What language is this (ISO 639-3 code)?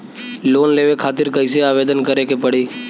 bho